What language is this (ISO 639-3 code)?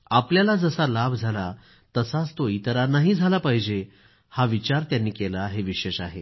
mar